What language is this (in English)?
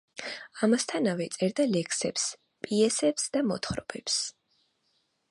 Georgian